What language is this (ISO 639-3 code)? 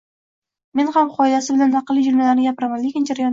uzb